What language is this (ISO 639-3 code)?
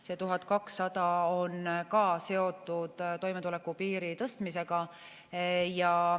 est